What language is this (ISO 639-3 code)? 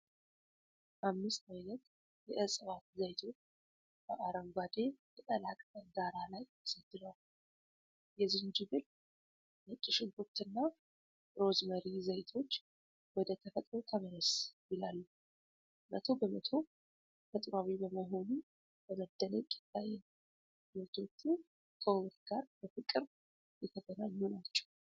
amh